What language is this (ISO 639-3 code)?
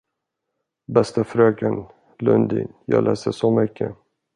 swe